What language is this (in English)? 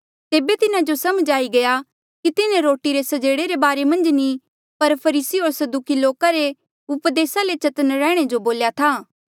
Mandeali